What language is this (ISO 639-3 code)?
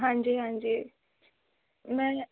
pan